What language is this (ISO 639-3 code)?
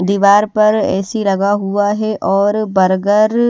hin